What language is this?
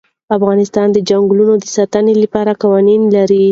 Pashto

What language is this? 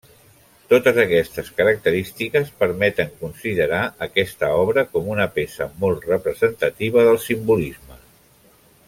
Catalan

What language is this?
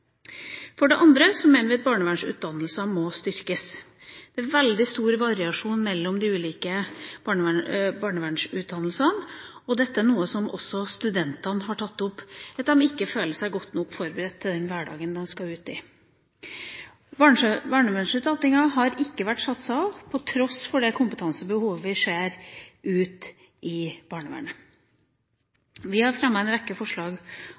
Norwegian Bokmål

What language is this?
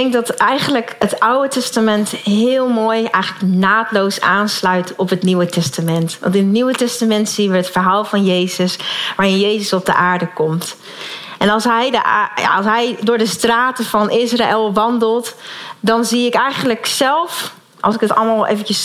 Dutch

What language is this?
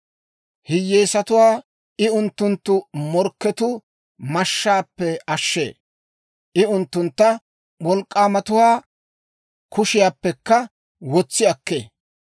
Dawro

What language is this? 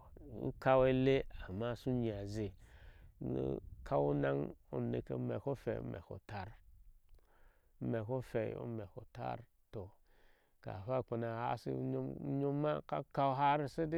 Ashe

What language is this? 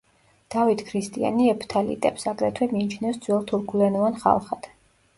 Georgian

